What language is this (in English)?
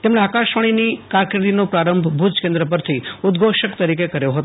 Gujarati